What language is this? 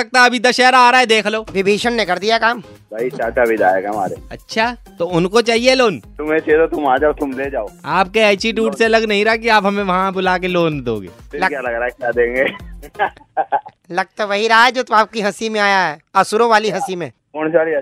Hindi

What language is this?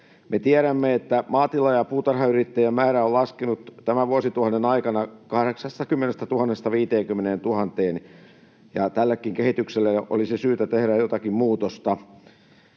Finnish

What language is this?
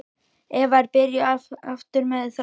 Icelandic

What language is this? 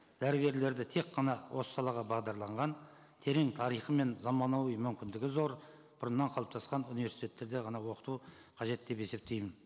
Kazakh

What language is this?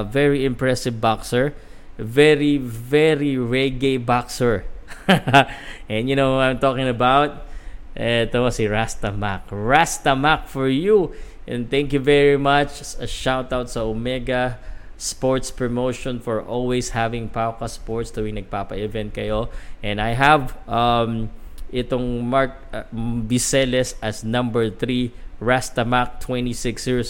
Filipino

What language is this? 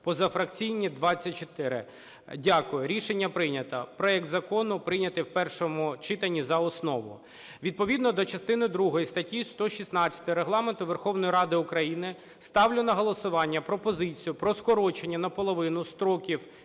Ukrainian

